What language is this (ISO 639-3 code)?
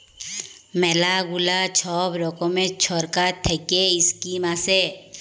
ben